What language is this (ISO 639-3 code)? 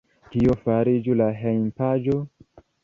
epo